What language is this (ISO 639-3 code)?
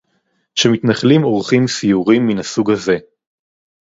heb